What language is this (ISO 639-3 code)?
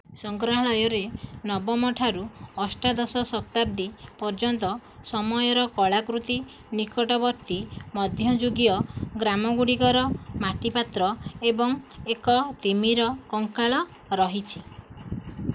ori